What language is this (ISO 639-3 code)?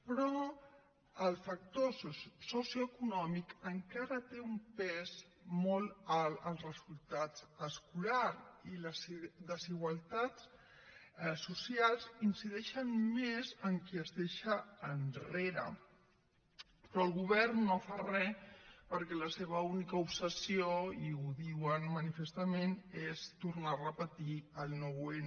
cat